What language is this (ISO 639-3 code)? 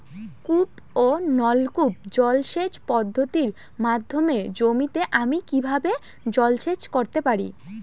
ben